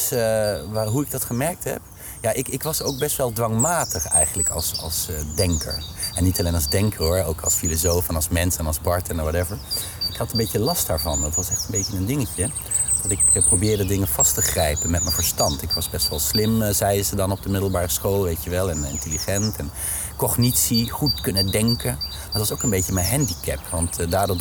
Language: Dutch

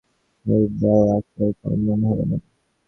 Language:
Bangla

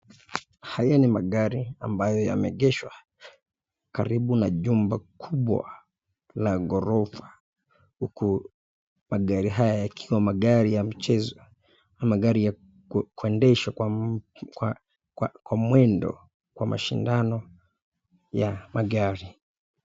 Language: Swahili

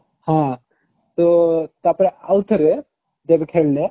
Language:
Odia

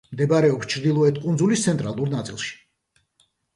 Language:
Georgian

